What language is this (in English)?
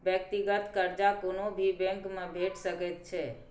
Maithili